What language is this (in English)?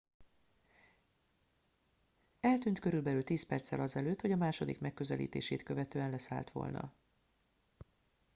Hungarian